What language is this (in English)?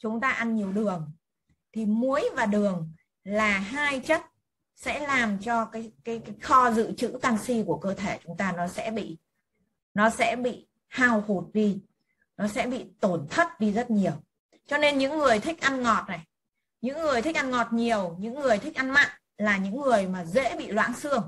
Vietnamese